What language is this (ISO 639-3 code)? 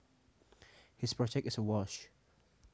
jav